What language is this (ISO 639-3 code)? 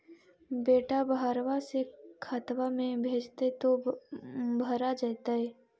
mag